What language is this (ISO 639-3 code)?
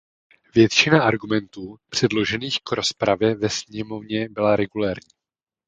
ces